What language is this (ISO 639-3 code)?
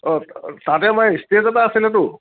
asm